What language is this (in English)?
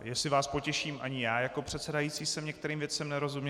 Czech